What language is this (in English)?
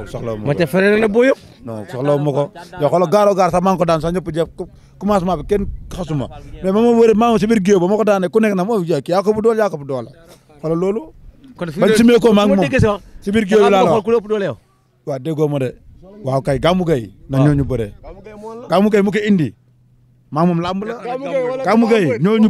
Indonesian